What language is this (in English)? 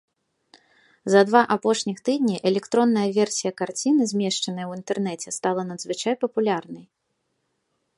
Belarusian